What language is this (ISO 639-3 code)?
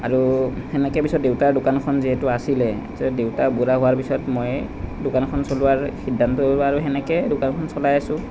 asm